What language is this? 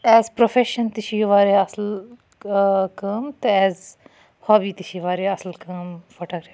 Kashmiri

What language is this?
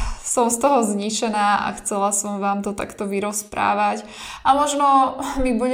Slovak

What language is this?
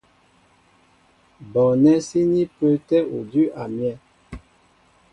Mbo (Cameroon)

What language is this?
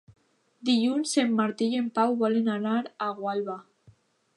Catalan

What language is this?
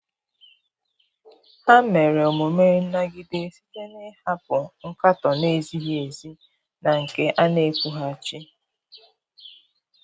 Igbo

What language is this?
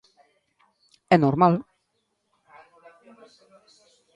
Galician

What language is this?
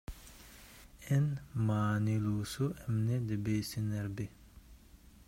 Kyrgyz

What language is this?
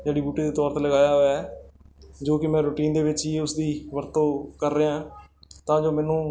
Punjabi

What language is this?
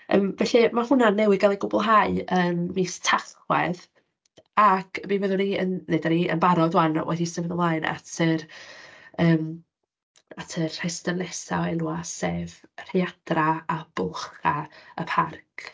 Welsh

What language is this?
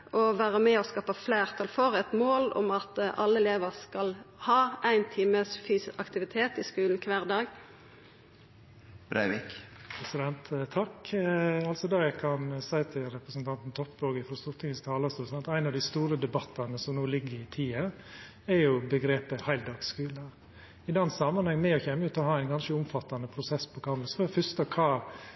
Norwegian Nynorsk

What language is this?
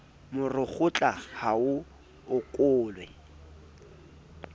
Southern Sotho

